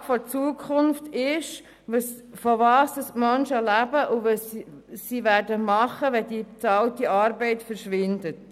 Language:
Swiss German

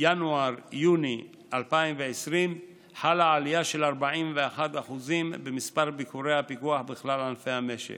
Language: Hebrew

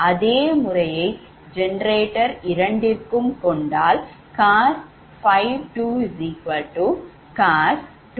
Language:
Tamil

